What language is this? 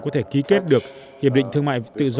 Vietnamese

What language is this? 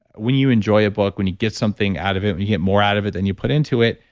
English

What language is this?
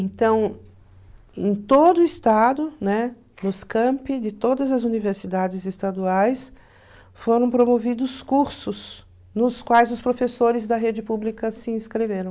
Portuguese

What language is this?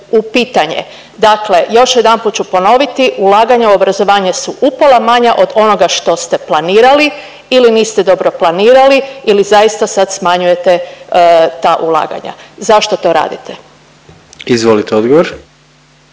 Croatian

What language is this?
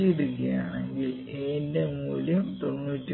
Malayalam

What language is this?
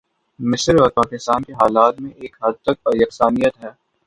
Urdu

